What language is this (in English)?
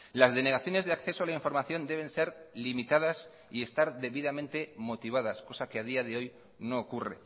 Spanish